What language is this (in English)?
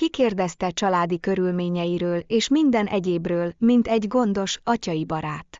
Hungarian